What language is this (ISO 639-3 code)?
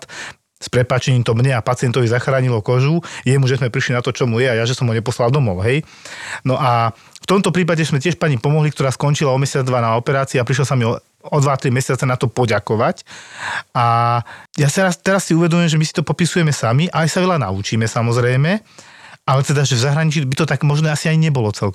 slk